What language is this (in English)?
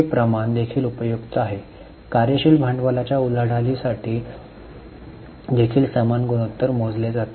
Marathi